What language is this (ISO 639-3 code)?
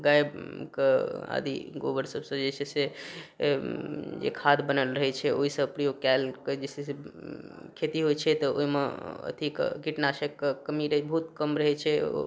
mai